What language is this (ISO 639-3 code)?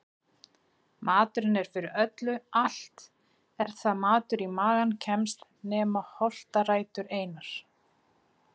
isl